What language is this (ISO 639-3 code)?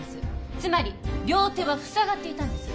jpn